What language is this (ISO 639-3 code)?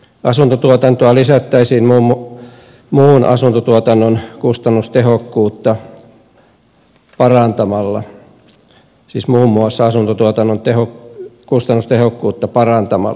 fin